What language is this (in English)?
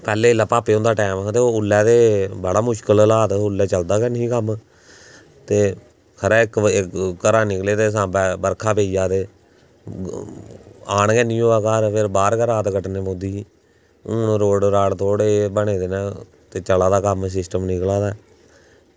Dogri